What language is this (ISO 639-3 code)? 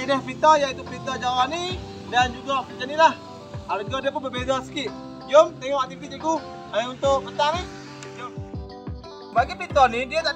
msa